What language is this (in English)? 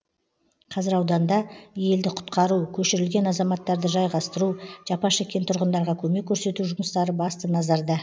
Kazakh